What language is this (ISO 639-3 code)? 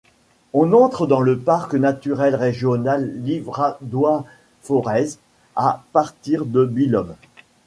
fra